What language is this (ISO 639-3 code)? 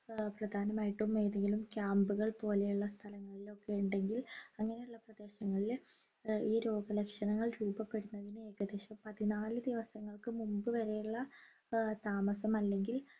mal